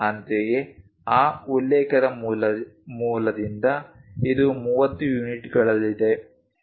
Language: Kannada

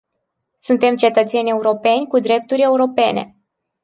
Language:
Romanian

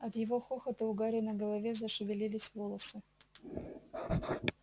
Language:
Russian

